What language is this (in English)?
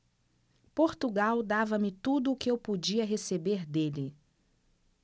Portuguese